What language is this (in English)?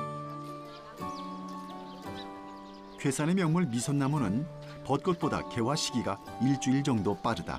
Korean